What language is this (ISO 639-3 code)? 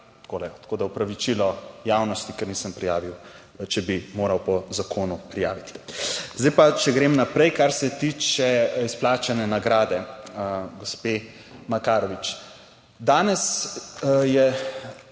slv